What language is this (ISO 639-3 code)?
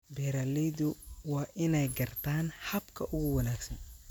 som